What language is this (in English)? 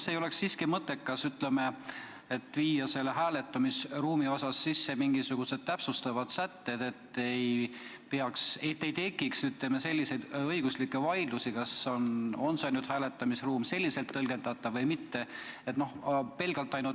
Estonian